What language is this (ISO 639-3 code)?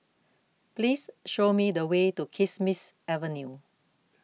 eng